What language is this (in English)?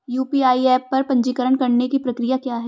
Hindi